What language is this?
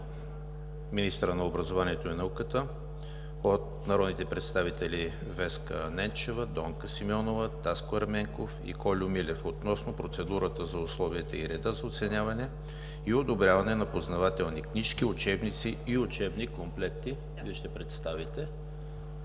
Bulgarian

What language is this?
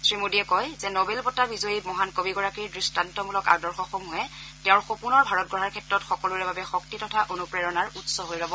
Assamese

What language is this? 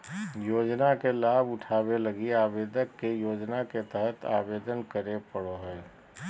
Magahi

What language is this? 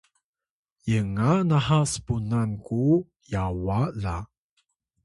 Atayal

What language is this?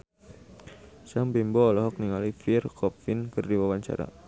Sundanese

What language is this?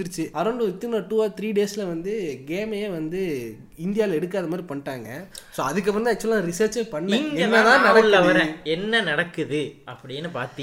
Tamil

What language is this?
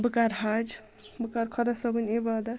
Kashmiri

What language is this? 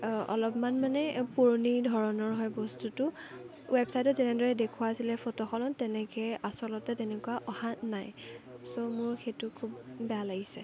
Assamese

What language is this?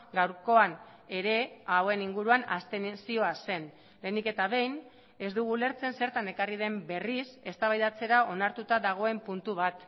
Basque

